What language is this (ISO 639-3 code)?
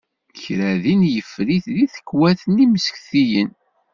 kab